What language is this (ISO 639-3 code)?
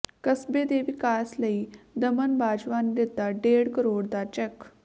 pan